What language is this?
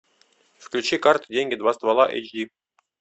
Russian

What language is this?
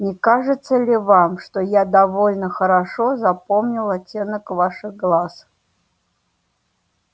Russian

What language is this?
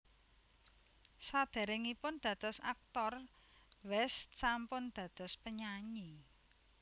Javanese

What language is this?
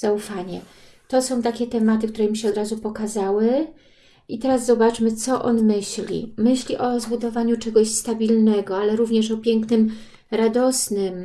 Polish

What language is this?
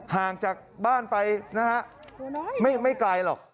Thai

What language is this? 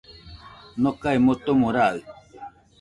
Nüpode Huitoto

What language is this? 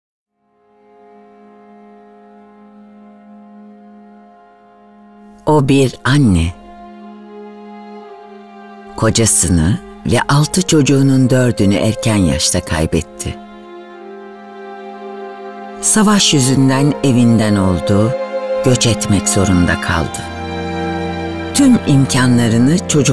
Turkish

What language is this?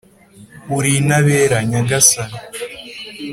Kinyarwanda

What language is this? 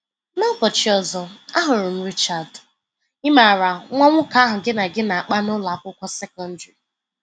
Igbo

